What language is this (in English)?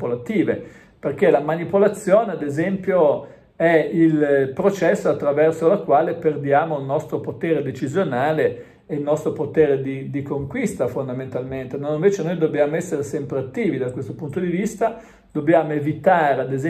Italian